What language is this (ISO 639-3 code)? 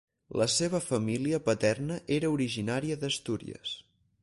cat